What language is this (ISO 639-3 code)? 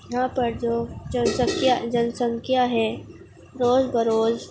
urd